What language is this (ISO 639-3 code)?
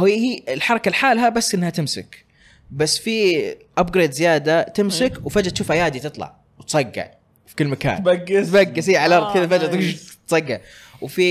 ara